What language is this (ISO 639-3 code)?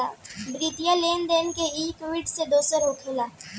bho